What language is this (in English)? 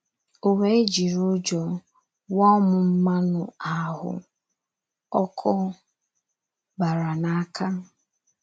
Igbo